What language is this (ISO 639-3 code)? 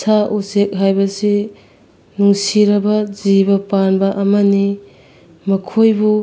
mni